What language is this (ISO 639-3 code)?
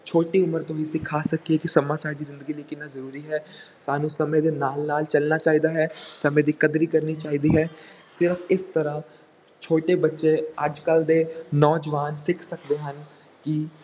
pan